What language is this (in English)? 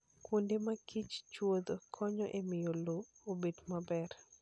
Luo (Kenya and Tanzania)